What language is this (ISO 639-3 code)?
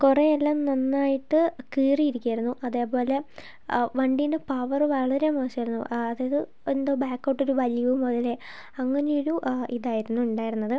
mal